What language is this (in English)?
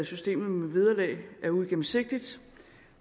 Danish